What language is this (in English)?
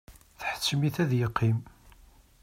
Kabyle